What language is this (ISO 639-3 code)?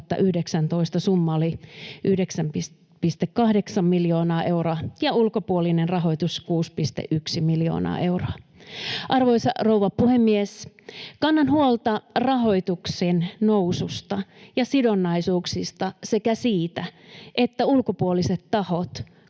fin